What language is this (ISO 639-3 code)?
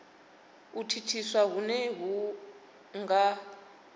ven